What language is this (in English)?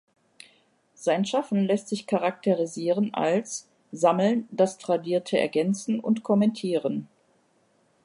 German